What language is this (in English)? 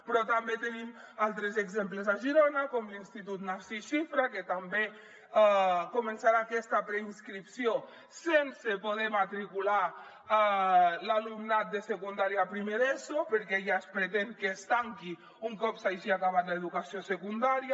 Catalan